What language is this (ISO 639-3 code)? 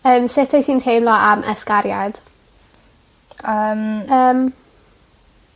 cym